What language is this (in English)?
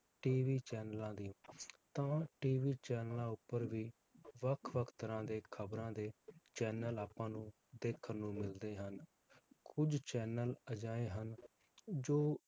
Punjabi